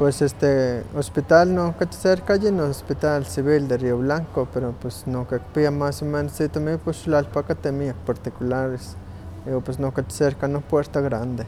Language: Huaxcaleca Nahuatl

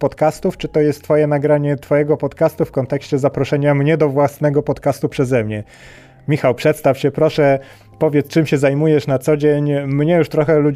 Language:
Polish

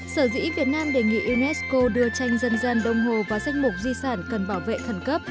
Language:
Vietnamese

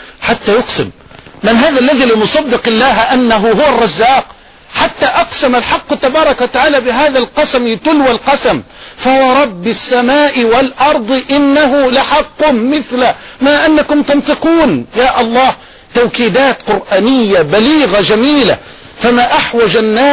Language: Arabic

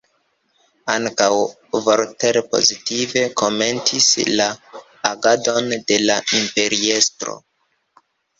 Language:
Esperanto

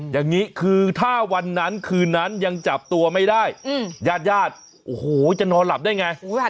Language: Thai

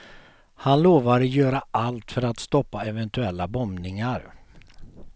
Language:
Swedish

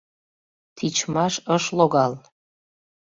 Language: Mari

